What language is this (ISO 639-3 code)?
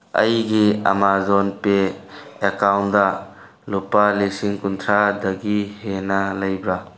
mni